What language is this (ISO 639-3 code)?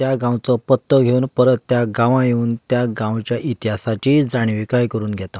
kok